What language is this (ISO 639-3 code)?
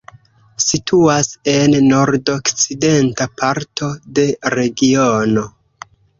epo